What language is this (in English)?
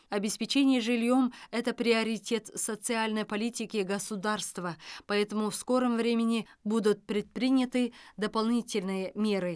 Kazakh